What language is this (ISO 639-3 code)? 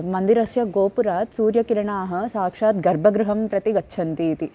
san